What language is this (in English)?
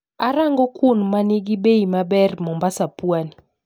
Luo (Kenya and Tanzania)